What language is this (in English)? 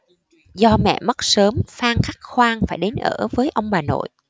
Vietnamese